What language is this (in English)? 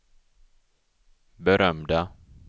Swedish